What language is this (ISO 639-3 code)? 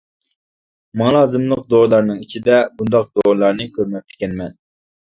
uig